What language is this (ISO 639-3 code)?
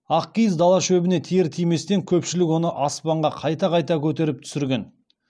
kaz